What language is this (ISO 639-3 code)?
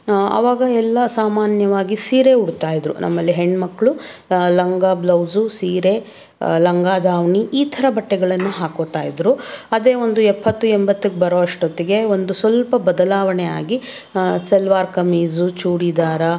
kan